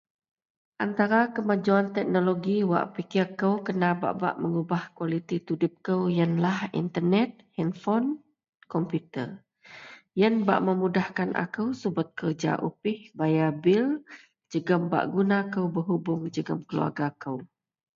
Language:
Central Melanau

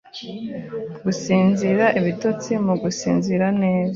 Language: Kinyarwanda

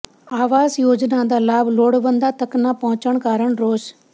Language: Punjabi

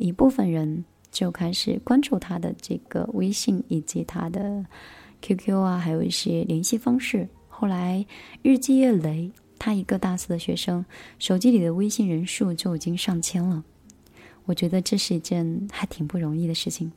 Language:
Chinese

